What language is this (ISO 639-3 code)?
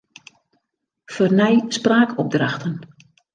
fry